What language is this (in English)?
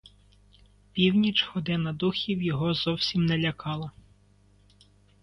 Ukrainian